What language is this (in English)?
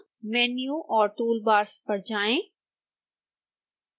Hindi